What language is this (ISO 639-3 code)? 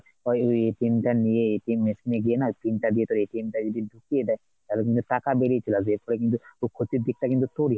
ben